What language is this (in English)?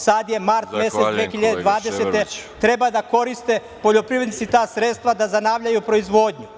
Serbian